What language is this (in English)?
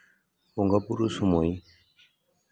Santali